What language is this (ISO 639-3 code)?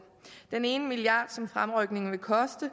dan